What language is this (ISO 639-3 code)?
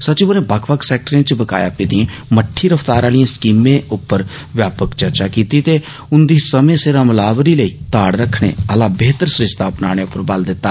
doi